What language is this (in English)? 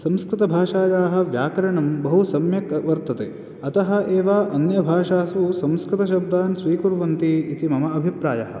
Sanskrit